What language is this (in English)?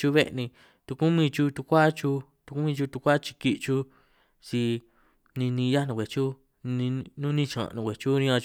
San Martín Itunyoso Triqui